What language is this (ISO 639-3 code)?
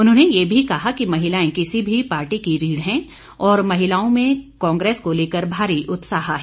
hin